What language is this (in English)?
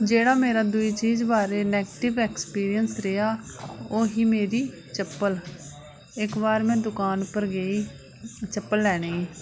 Dogri